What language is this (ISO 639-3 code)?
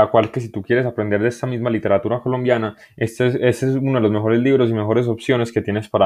spa